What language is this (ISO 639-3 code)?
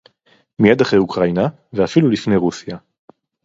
heb